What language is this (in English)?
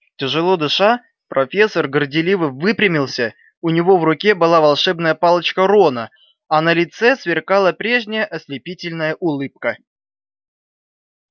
Russian